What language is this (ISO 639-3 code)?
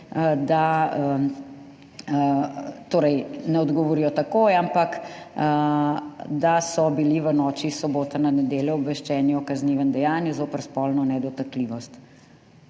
slv